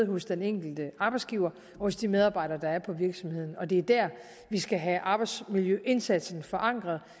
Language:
Danish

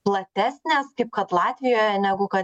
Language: Lithuanian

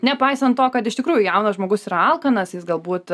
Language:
Lithuanian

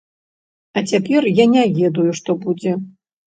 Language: Belarusian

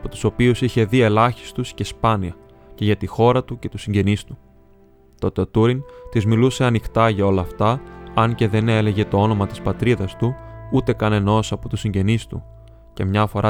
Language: Greek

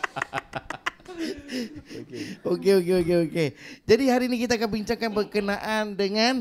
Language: Malay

